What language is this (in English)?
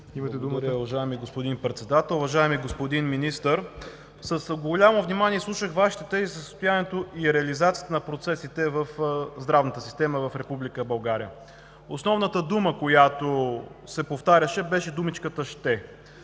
Bulgarian